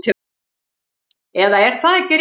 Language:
Icelandic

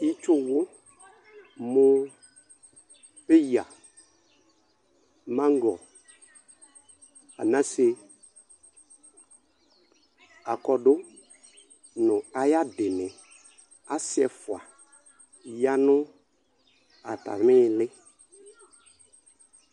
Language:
Ikposo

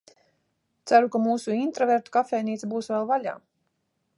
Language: Latvian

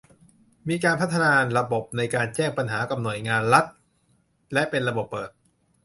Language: Thai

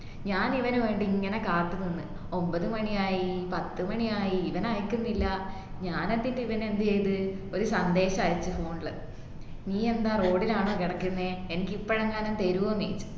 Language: Malayalam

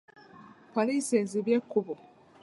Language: Ganda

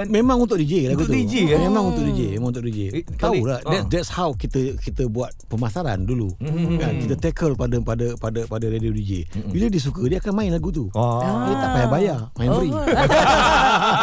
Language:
Malay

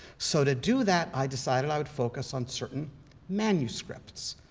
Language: English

